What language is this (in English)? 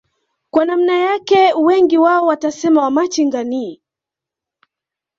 Swahili